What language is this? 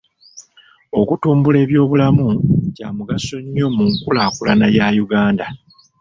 Ganda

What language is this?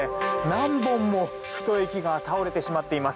Japanese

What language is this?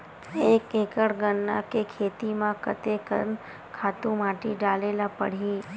Chhattisgarhi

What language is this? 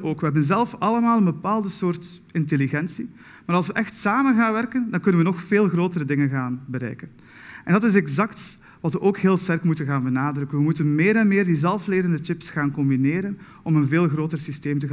Dutch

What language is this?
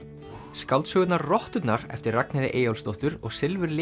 Icelandic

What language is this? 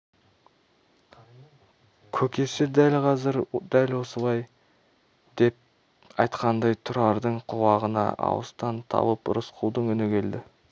Kazakh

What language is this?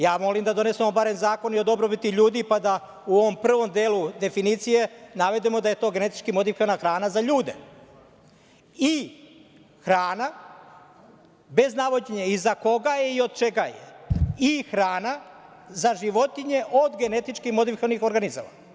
Serbian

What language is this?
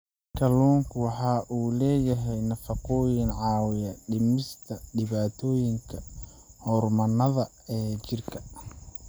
Somali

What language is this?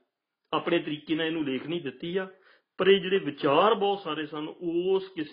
Punjabi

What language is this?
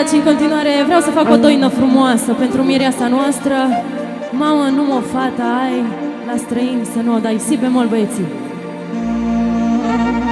Romanian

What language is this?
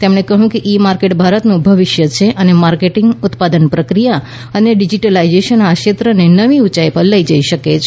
Gujarati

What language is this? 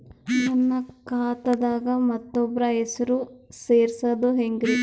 Kannada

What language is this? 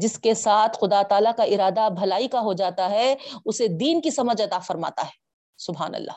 Urdu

